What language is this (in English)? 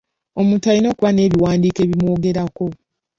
Ganda